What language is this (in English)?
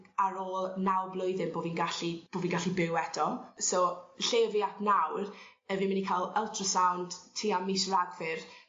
Welsh